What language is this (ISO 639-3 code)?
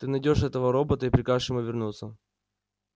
rus